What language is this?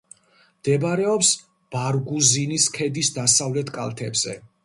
Georgian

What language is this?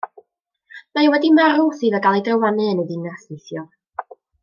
Welsh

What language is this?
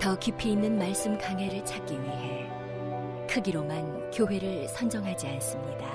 Korean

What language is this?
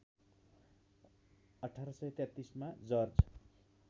Nepali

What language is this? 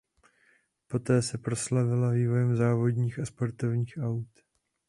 Czech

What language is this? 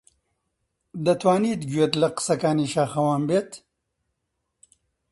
Central Kurdish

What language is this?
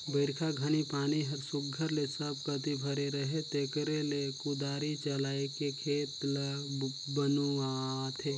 Chhattisgarhi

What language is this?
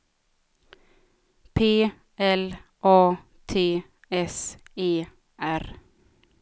Swedish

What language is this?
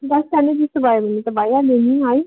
Nepali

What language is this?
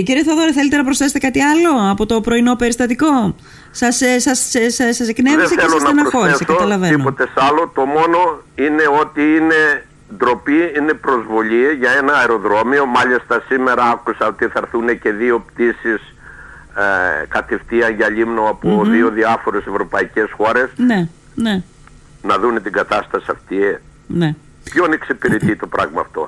Greek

